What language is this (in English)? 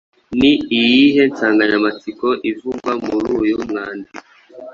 Kinyarwanda